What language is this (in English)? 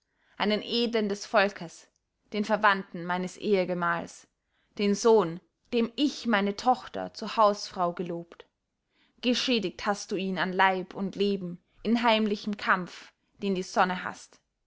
German